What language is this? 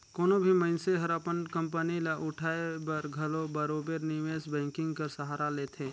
Chhattisgarhi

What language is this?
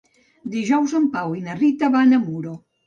Catalan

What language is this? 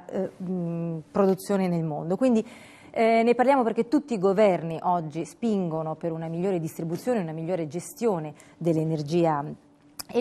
Italian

